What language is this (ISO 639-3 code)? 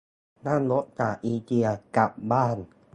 tha